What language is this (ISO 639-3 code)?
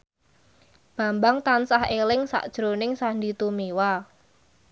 jav